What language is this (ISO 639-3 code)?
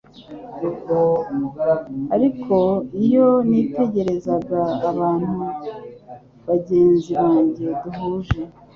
kin